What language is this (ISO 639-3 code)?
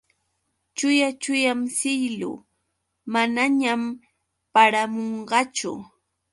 qux